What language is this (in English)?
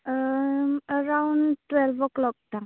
Bodo